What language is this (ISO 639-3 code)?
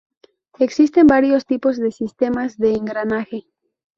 spa